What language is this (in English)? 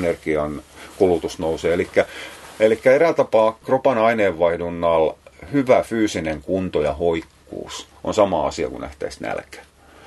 Finnish